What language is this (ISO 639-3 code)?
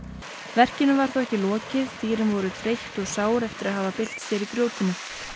isl